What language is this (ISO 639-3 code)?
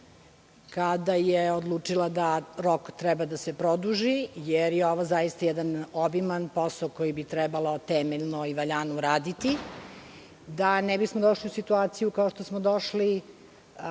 srp